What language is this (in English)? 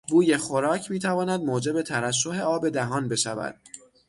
Persian